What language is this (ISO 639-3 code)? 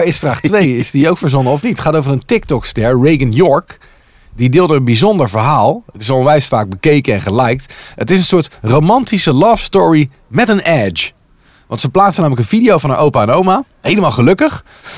nld